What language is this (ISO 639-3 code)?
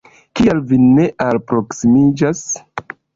epo